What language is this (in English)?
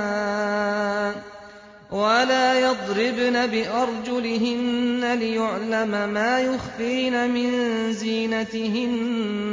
Arabic